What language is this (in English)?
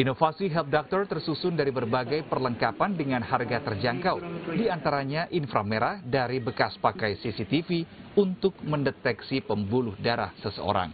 Indonesian